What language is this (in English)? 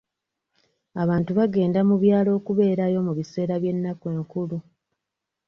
Ganda